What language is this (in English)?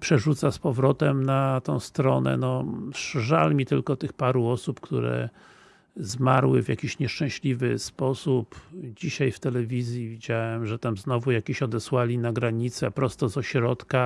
Polish